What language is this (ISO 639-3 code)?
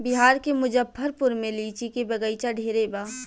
bho